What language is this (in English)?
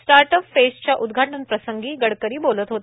Marathi